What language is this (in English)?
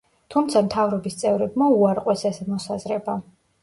Georgian